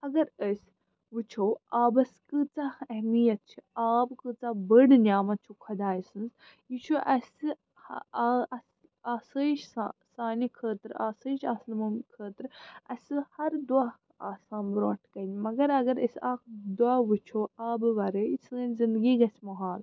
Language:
Kashmiri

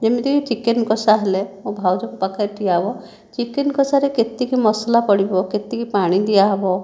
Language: Odia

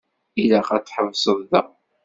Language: Kabyle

